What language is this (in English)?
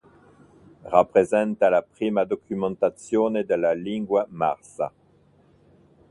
Italian